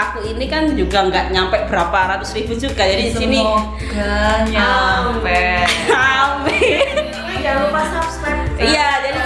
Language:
Indonesian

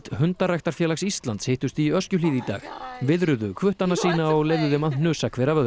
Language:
Icelandic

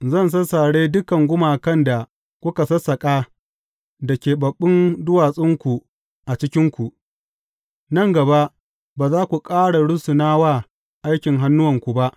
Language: Hausa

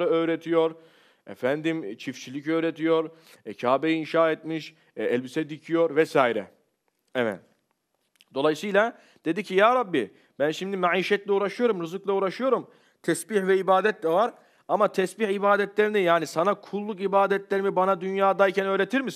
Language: Turkish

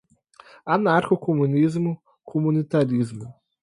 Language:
Portuguese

